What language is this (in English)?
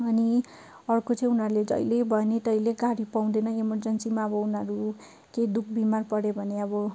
Nepali